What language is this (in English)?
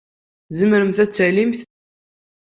Kabyle